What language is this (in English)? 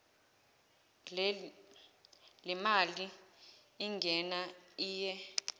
Zulu